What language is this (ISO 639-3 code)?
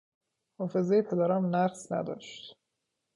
fas